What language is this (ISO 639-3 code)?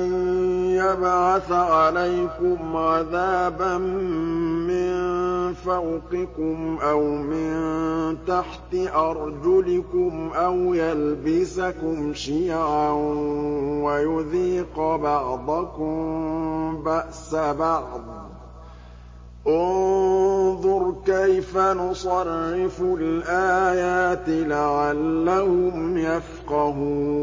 ara